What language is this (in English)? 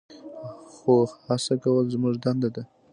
Pashto